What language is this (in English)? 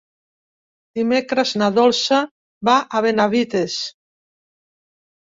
Catalan